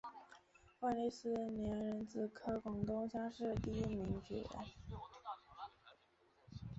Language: Chinese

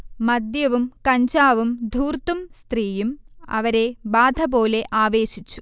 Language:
Malayalam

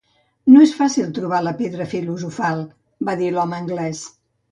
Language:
Catalan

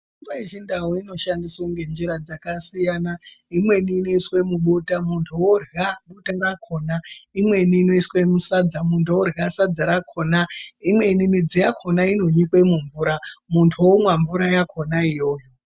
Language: Ndau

